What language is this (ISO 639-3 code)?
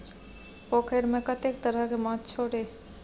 mai